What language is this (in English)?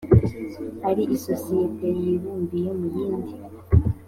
Kinyarwanda